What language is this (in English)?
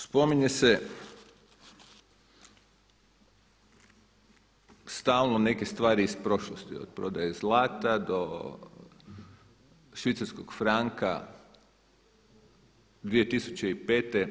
Croatian